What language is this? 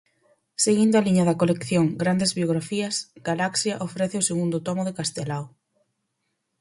Galician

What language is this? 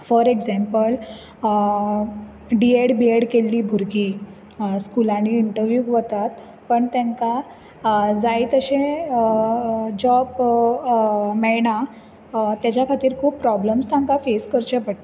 Konkani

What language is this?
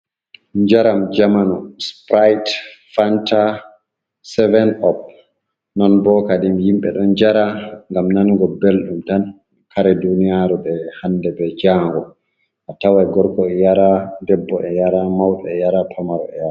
Fula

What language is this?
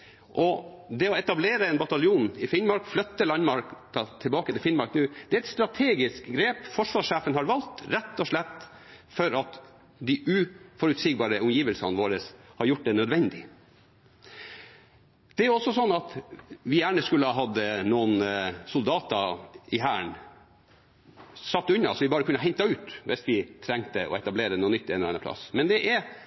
Norwegian Bokmål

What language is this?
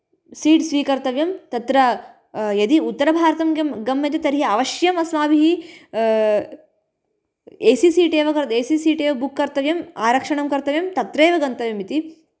Sanskrit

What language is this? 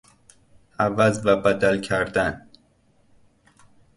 Persian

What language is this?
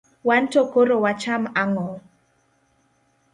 Luo (Kenya and Tanzania)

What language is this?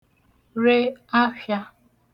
Igbo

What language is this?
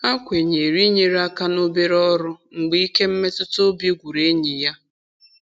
Igbo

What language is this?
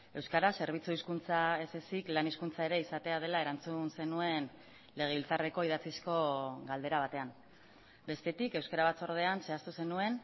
Basque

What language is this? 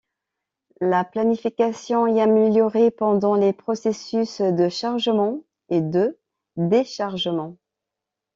French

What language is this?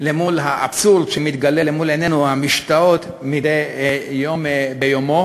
Hebrew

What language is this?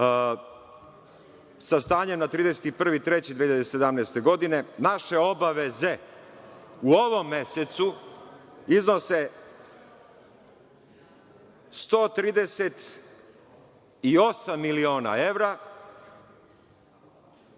Serbian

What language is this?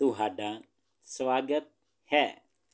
Punjabi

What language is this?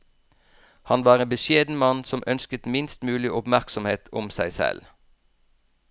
Norwegian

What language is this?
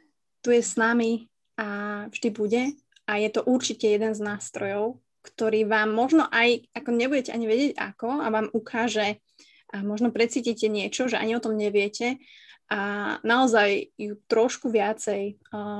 Slovak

